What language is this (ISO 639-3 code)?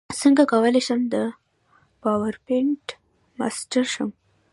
pus